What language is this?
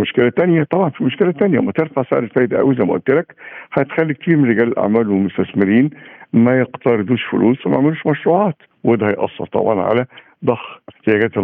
Arabic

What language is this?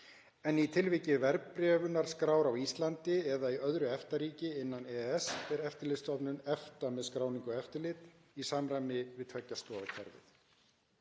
Icelandic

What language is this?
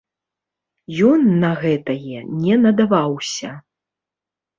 Belarusian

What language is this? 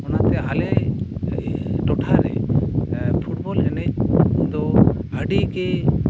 Santali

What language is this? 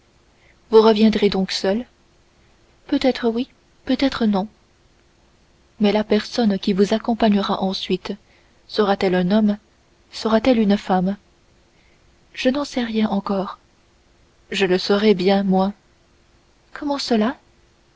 French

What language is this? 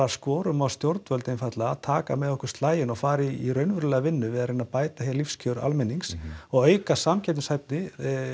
Icelandic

